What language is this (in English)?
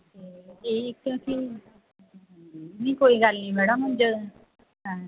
Punjabi